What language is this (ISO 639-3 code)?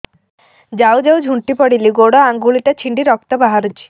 ori